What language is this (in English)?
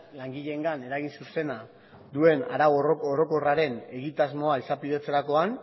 Basque